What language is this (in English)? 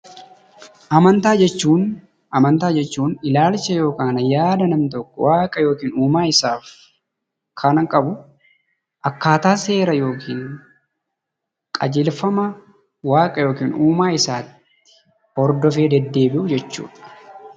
Oromo